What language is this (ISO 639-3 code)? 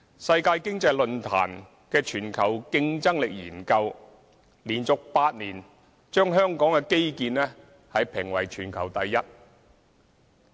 yue